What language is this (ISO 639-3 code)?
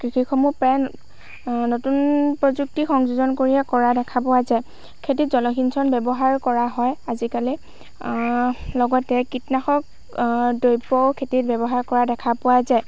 asm